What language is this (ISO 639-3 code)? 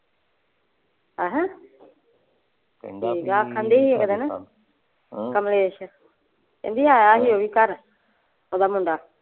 pan